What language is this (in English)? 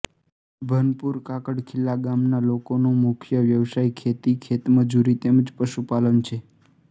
Gujarati